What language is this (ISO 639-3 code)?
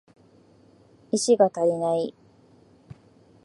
jpn